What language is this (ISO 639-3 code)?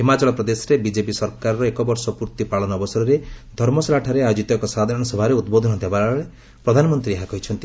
ori